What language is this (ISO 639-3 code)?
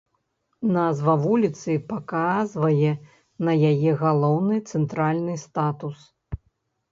bel